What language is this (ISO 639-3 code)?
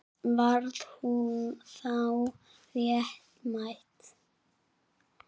isl